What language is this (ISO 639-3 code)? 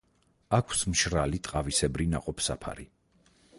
kat